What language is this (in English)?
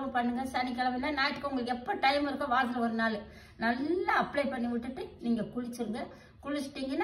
Arabic